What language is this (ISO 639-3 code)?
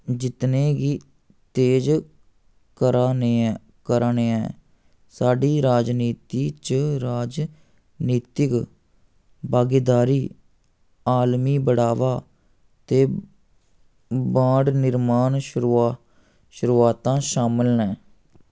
doi